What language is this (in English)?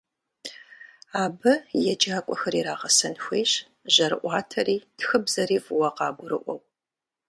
Kabardian